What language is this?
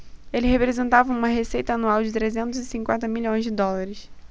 Portuguese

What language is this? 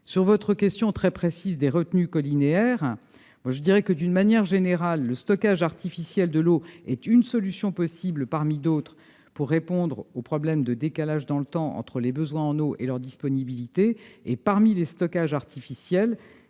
French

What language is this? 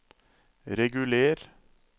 Norwegian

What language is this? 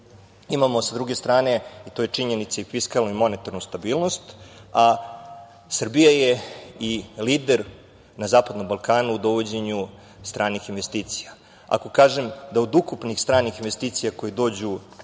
Serbian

